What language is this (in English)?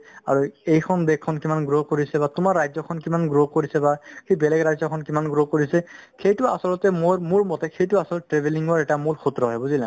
Assamese